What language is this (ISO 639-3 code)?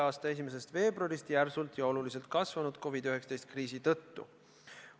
est